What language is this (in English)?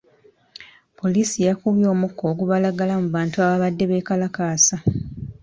Ganda